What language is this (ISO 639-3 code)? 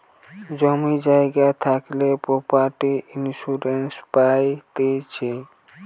ben